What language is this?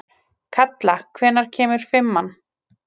Icelandic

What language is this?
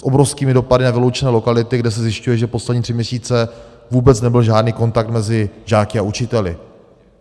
Czech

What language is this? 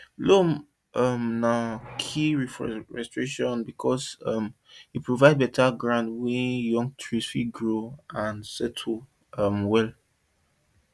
Nigerian Pidgin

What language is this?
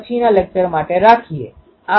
Gujarati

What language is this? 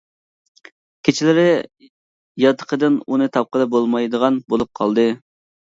Uyghur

